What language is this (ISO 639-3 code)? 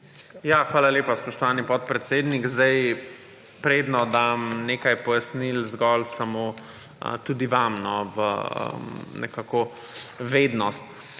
slv